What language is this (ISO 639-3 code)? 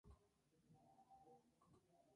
spa